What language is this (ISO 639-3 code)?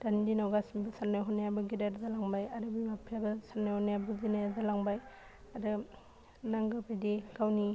brx